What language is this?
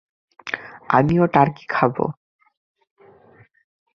Bangla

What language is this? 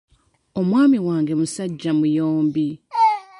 Ganda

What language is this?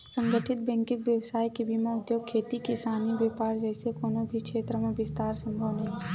Chhattisgarhi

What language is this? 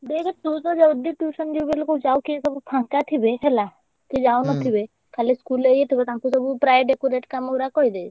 Odia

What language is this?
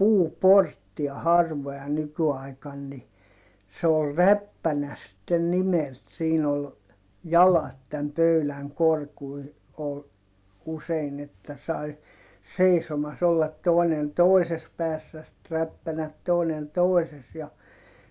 Finnish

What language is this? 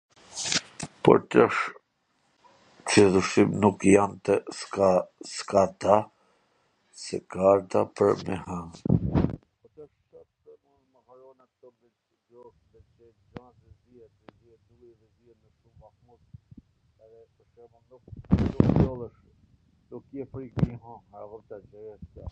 Gheg Albanian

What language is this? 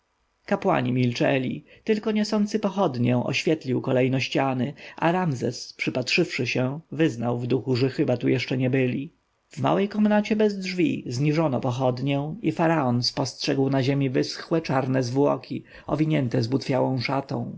Polish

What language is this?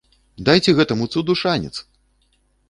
Belarusian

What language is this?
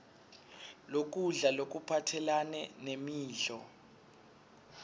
Swati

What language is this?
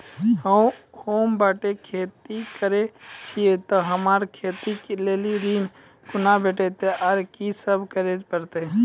Maithili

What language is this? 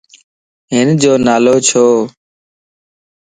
Lasi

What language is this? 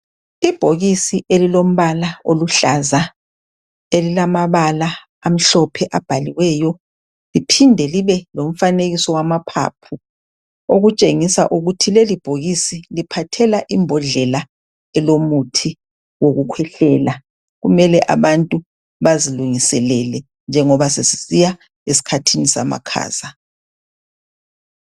North Ndebele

